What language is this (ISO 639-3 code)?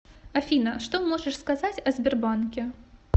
rus